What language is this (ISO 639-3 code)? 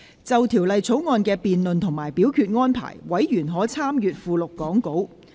yue